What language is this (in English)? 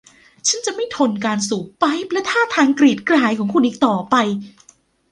Thai